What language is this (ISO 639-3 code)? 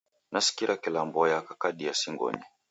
dav